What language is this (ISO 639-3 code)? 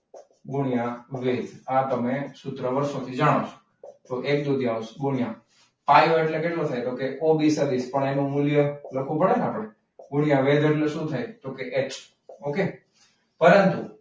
guj